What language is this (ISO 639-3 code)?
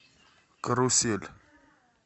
rus